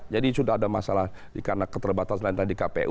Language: Indonesian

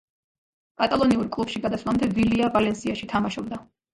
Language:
Georgian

